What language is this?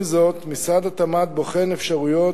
Hebrew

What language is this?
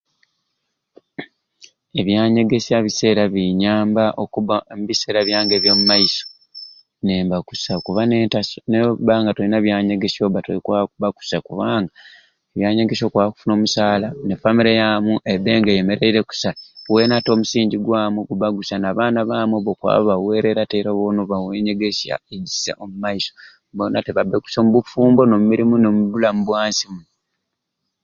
Ruuli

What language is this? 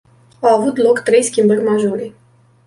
Romanian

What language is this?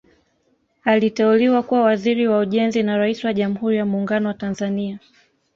Swahili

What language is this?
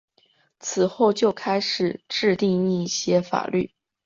Chinese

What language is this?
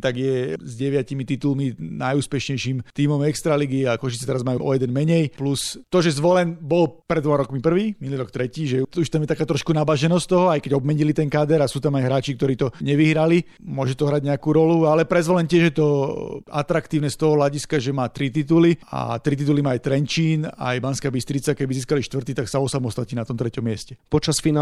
Slovak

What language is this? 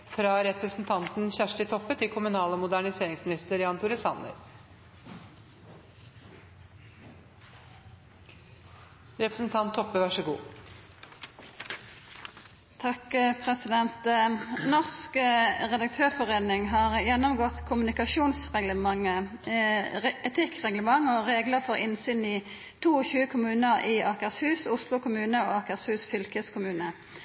Norwegian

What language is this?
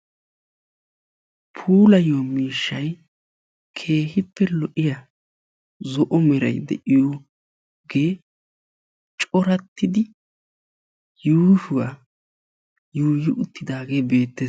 Wolaytta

